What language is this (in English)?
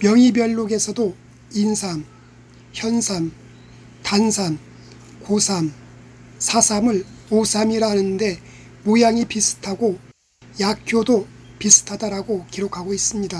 Korean